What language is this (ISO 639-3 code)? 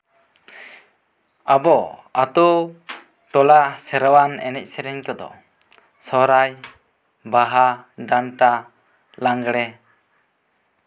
sat